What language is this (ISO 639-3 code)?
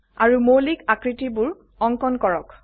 asm